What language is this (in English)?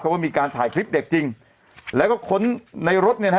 Thai